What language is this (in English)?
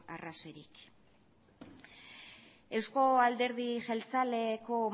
Basque